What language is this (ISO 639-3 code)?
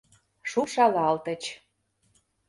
chm